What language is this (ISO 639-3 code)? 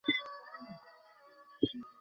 ben